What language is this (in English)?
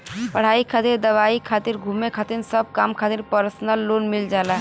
Bhojpuri